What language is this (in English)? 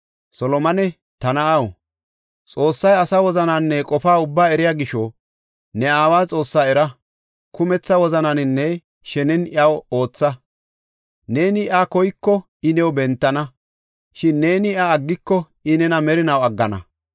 Gofa